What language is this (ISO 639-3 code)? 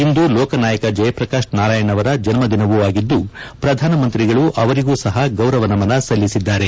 kan